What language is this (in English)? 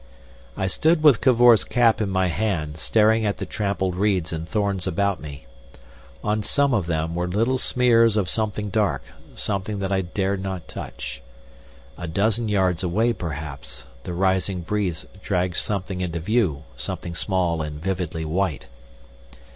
English